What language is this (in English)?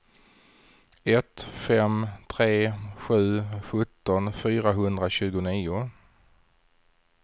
Swedish